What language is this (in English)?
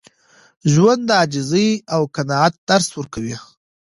Pashto